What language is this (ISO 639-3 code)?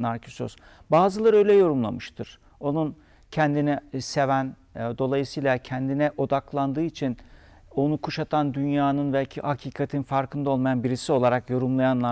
tur